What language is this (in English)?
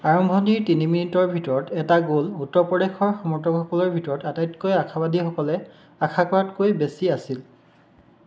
Assamese